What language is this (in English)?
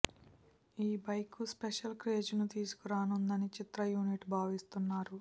Telugu